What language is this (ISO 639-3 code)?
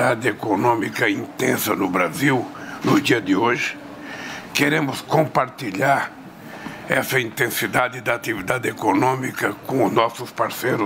por